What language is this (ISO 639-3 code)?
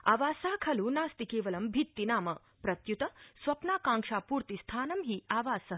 san